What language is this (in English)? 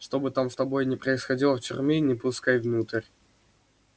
Russian